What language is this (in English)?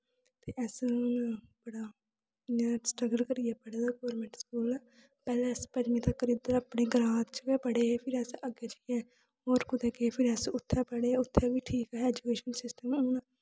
Dogri